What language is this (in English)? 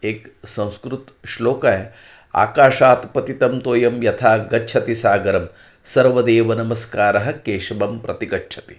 Marathi